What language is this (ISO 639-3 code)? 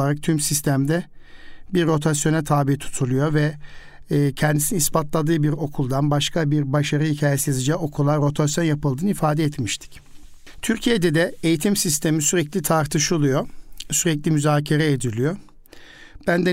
tur